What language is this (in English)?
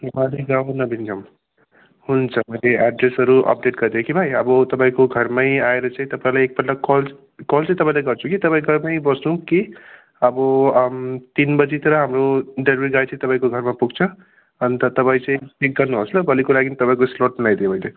Nepali